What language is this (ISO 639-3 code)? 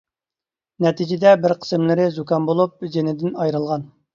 uig